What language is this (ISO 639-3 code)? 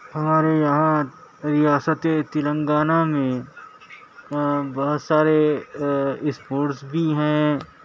urd